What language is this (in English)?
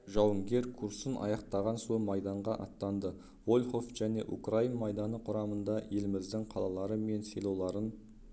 Kazakh